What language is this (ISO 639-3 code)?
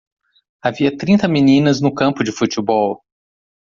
por